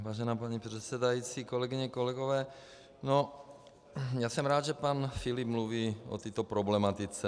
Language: Czech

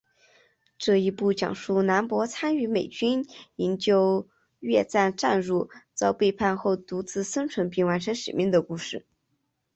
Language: Chinese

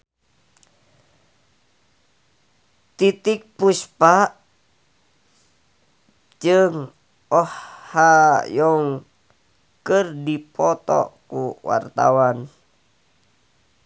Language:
Sundanese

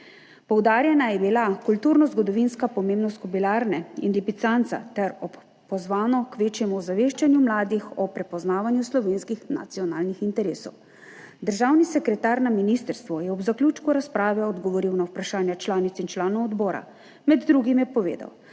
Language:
Slovenian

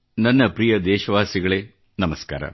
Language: Kannada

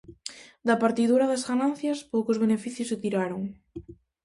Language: Galician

